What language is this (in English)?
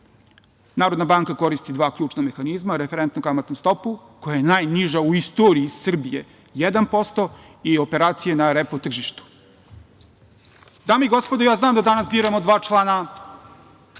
Serbian